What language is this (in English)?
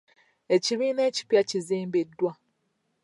Ganda